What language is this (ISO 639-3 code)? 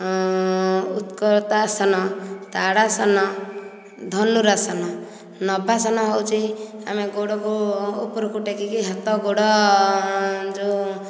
ori